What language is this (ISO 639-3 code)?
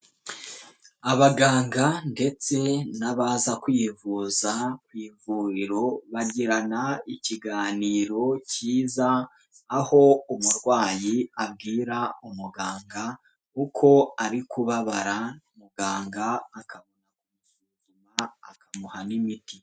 kin